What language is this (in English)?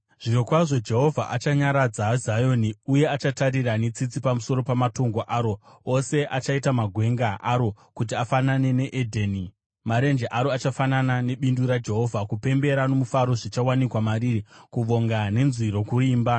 Shona